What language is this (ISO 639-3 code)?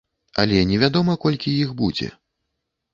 bel